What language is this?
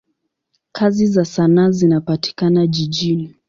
Swahili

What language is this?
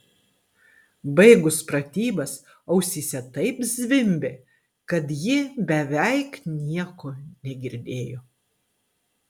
Lithuanian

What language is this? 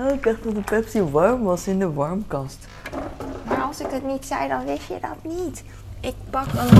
Dutch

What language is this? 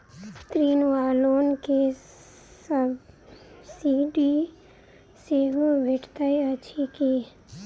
Maithili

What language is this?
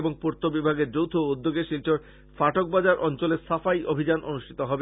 Bangla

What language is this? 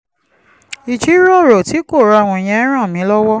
Yoruba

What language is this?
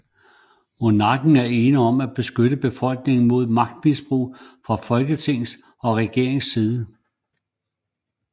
Danish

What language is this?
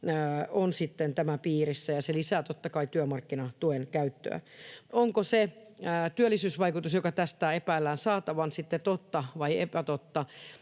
Finnish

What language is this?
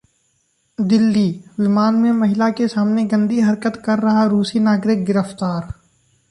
Hindi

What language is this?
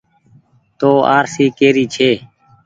Goaria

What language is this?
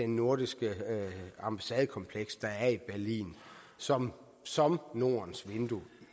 Danish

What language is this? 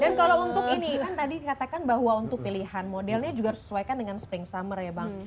Indonesian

